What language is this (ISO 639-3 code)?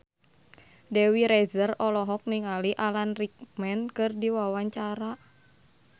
sun